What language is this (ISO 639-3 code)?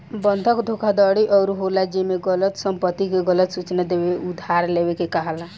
bho